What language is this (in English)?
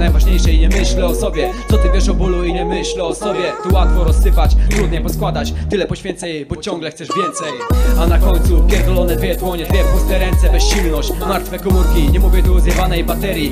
Polish